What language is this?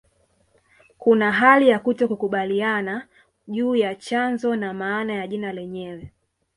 Swahili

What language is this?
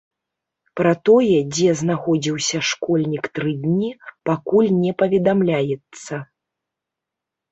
Belarusian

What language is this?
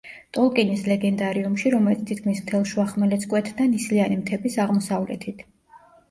Georgian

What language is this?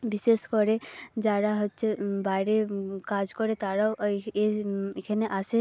Bangla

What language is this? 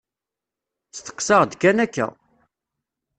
Kabyle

